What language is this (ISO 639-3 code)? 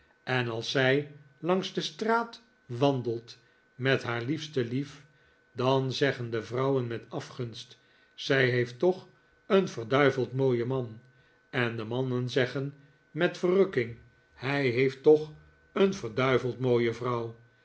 nld